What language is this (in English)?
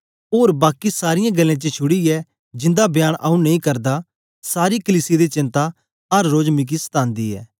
Dogri